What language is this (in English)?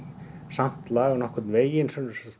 Icelandic